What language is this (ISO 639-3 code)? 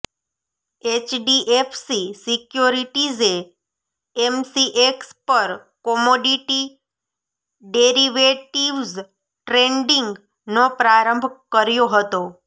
guj